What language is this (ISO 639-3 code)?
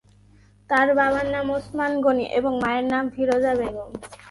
ben